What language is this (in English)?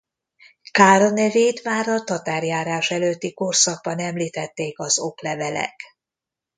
Hungarian